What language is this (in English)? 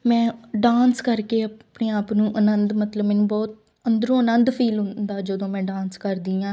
Punjabi